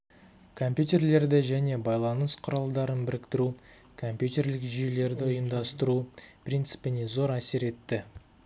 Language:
Kazakh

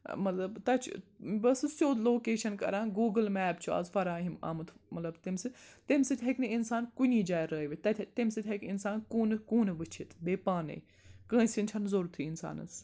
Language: Kashmiri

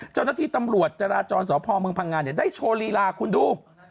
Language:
Thai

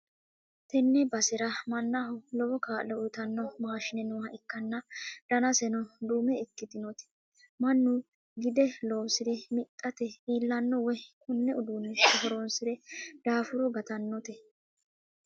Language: Sidamo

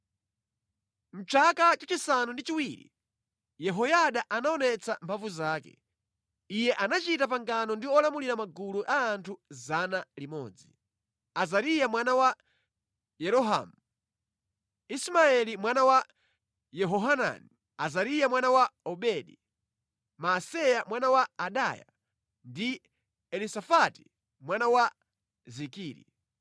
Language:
Nyanja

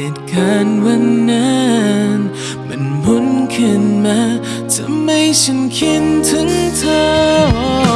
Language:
Thai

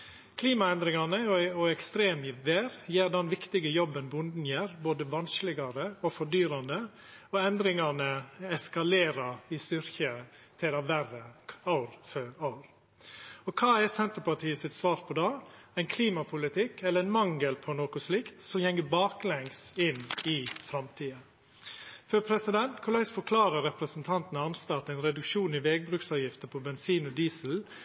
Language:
Norwegian Nynorsk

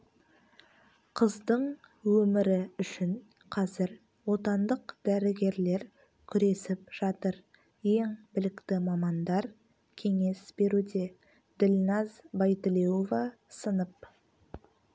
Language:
Kazakh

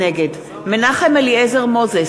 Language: Hebrew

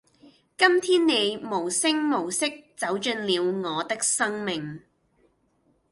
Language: Cantonese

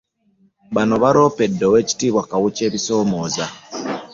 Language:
Ganda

